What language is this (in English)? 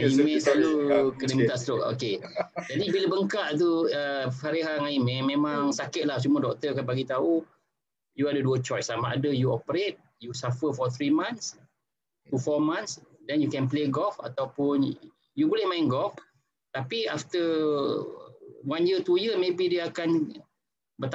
Malay